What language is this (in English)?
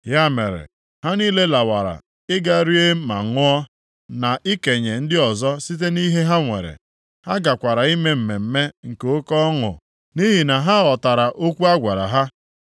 Igbo